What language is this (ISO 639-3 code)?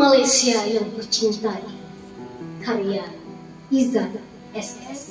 ind